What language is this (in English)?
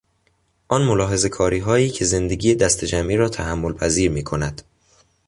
Persian